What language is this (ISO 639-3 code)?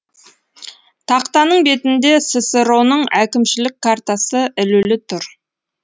kaz